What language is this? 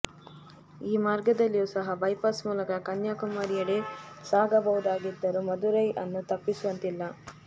Kannada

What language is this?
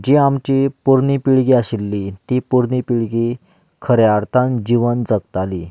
Konkani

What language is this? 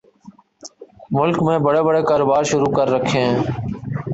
Urdu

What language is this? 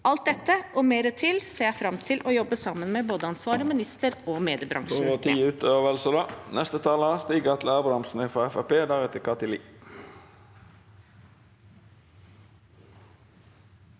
Norwegian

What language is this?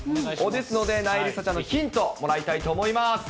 Japanese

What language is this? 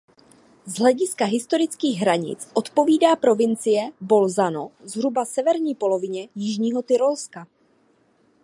Czech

